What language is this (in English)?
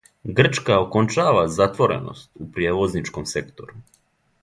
Serbian